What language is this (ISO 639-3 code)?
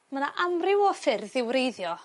cym